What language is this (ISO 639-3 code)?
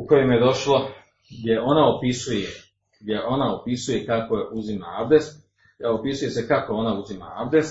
hrv